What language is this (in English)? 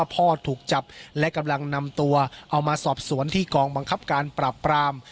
Thai